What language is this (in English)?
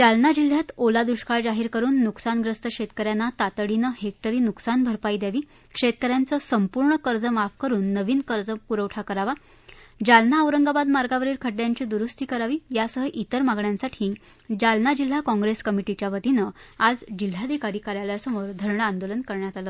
Marathi